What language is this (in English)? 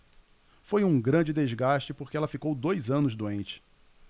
Portuguese